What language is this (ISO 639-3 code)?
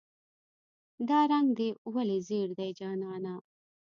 pus